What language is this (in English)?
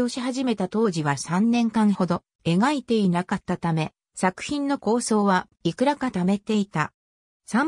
Japanese